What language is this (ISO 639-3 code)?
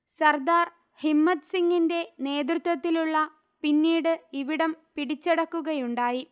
mal